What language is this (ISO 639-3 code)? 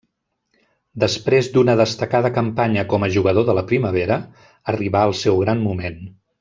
cat